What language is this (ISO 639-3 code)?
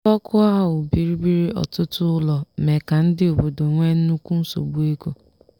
ibo